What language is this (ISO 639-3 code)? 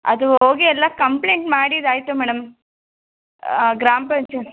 kan